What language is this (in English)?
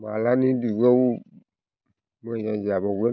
Bodo